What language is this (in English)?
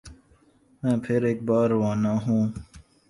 Urdu